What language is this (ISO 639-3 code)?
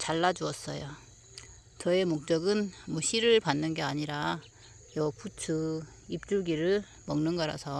kor